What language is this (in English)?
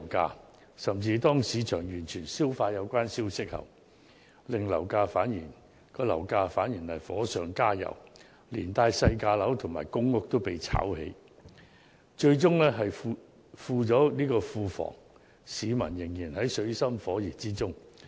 Cantonese